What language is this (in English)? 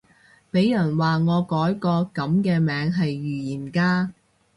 Cantonese